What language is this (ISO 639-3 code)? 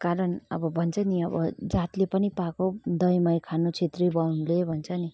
nep